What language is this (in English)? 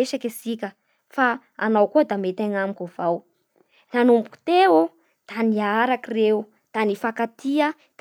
Bara Malagasy